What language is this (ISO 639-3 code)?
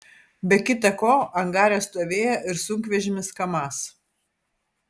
lit